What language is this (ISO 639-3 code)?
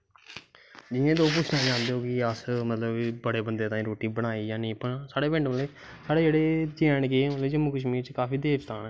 doi